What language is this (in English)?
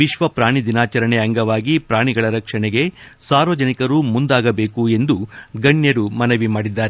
Kannada